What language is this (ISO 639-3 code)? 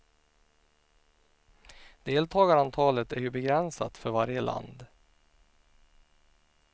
swe